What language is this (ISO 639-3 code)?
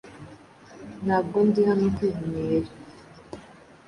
kin